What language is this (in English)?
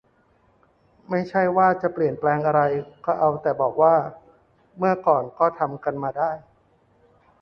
Thai